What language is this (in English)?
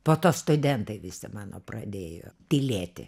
Lithuanian